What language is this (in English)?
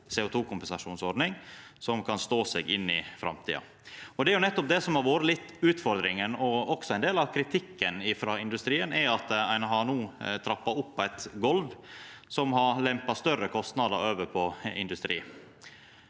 Norwegian